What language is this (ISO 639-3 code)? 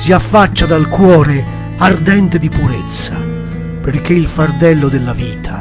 ita